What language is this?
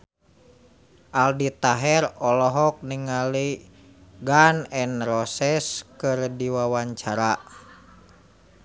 Sundanese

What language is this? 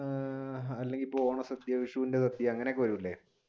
Malayalam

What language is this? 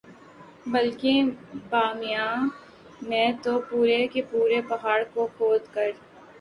Urdu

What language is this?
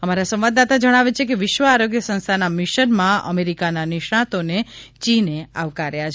Gujarati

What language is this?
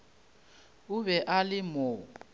Northern Sotho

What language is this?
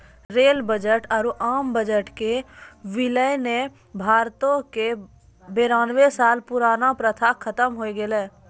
Maithili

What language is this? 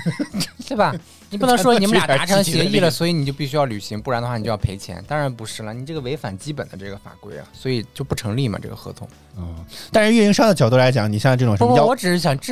Chinese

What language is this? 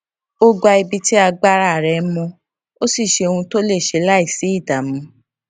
Yoruba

